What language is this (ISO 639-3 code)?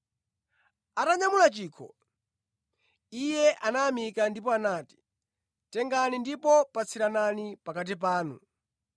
nya